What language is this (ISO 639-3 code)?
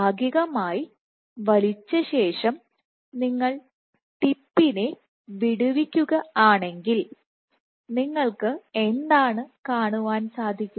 mal